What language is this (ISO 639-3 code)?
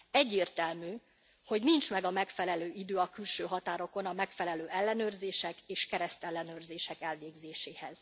hun